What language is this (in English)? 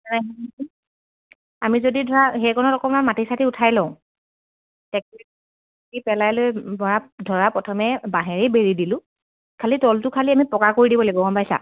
Assamese